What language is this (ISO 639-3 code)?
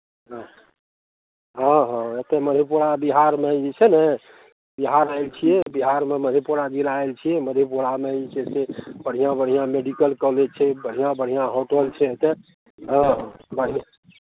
mai